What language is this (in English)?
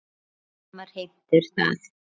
Icelandic